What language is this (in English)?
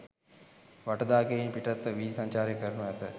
Sinhala